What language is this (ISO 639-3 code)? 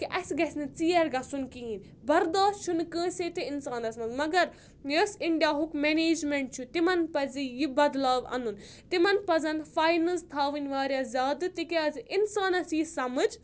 kas